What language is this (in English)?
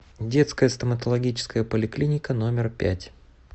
Russian